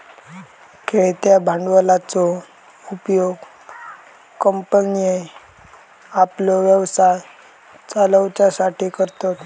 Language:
Marathi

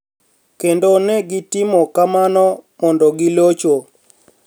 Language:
Luo (Kenya and Tanzania)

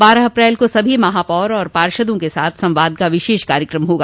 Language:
Hindi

